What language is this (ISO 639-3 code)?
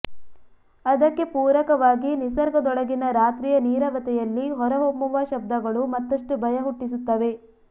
kan